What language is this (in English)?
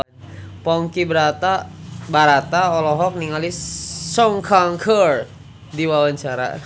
Sundanese